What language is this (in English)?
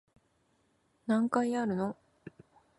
Japanese